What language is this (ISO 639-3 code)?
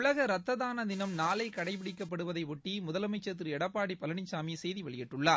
tam